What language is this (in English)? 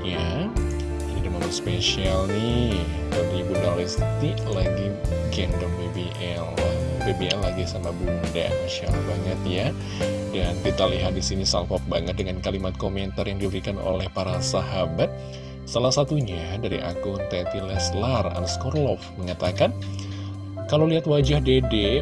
Indonesian